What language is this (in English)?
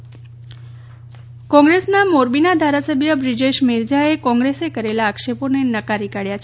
Gujarati